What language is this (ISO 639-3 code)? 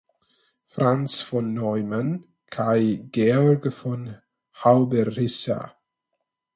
epo